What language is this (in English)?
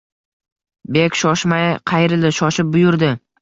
Uzbek